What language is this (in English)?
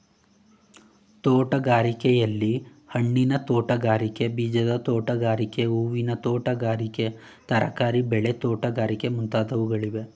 Kannada